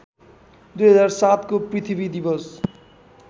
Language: Nepali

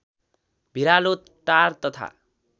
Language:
Nepali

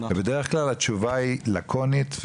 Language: Hebrew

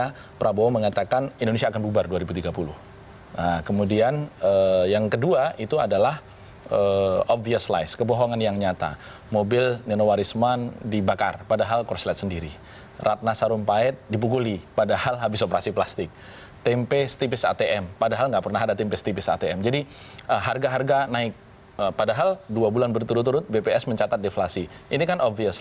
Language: Indonesian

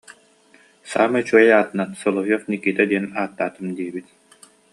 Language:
Yakut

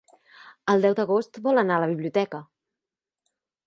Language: Catalan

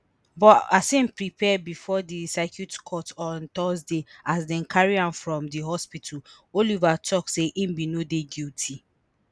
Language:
Nigerian Pidgin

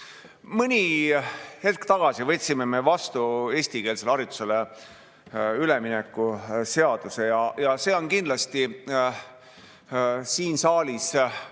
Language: Estonian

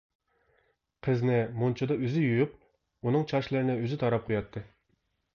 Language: Uyghur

